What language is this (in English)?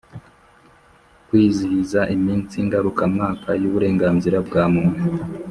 Kinyarwanda